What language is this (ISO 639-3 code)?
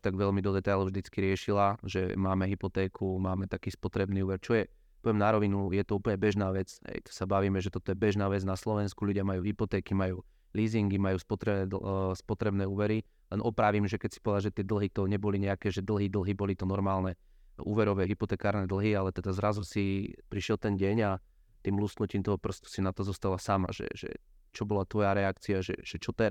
slk